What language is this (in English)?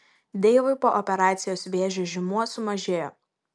Lithuanian